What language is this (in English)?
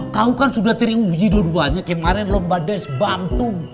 Indonesian